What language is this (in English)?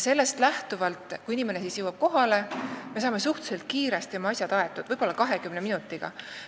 Estonian